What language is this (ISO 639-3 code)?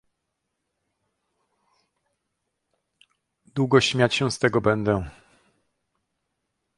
pol